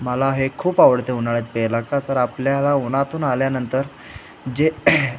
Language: Marathi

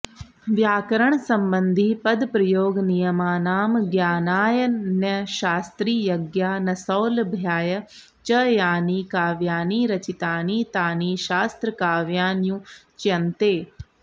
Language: Sanskrit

